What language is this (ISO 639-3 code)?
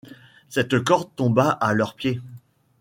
fra